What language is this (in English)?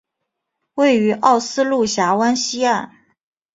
Chinese